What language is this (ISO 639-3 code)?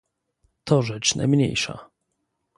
pol